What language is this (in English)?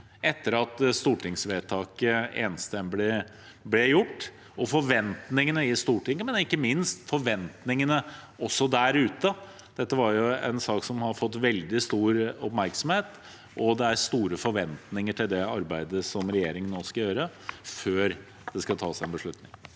Norwegian